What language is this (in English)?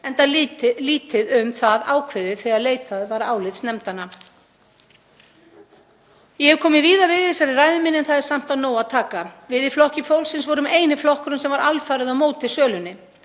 Icelandic